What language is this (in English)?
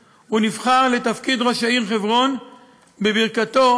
Hebrew